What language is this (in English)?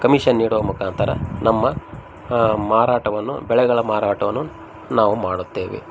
Kannada